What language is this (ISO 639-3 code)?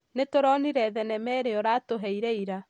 kik